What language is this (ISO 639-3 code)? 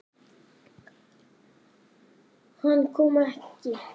isl